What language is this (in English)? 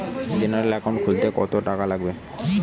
Bangla